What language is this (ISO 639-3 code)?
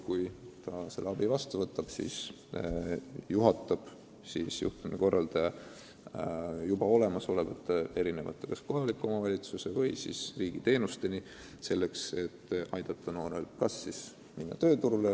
est